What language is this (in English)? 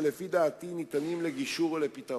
Hebrew